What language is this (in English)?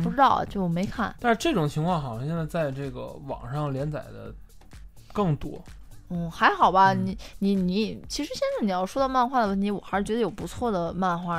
Chinese